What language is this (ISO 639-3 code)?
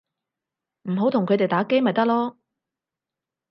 yue